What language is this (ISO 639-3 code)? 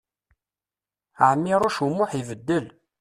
kab